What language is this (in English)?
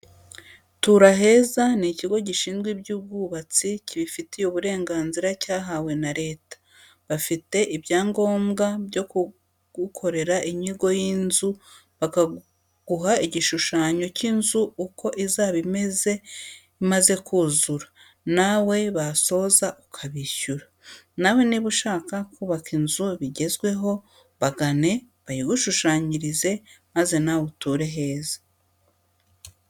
Kinyarwanda